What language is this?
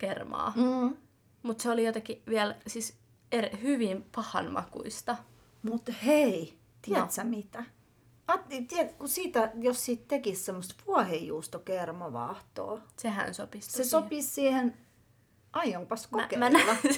Finnish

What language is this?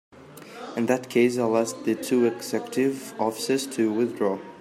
English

